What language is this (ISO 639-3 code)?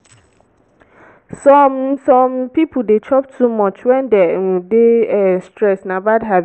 pcm